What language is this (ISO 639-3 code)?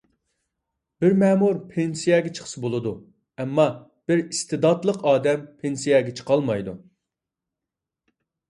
uig